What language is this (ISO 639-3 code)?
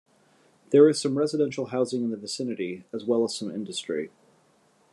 eng